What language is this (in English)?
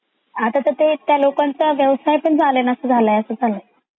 Marathi